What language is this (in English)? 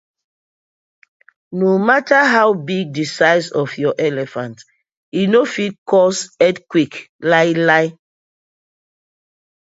Nigerian Pidgin